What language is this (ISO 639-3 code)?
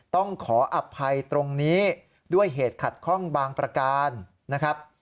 tha